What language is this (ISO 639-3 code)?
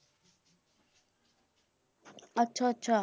pan